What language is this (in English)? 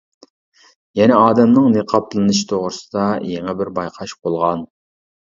Uyghur